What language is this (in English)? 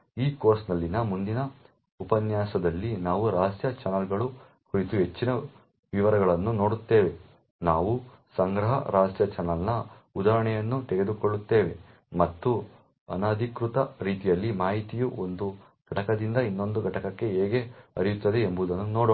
Kannada